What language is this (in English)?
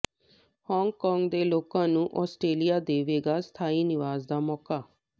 Punjabi